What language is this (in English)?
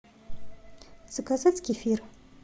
Russian